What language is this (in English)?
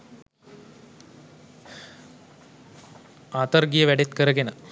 Sinhala